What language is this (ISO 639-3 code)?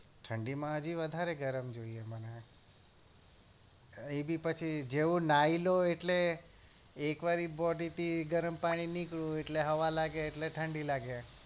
guj